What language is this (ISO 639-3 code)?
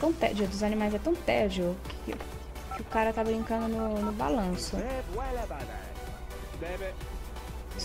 por